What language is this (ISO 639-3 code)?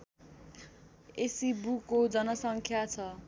nep